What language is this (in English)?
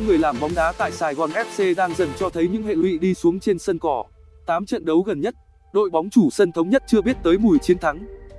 Vietnamese